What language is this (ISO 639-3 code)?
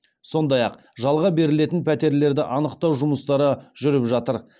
kaz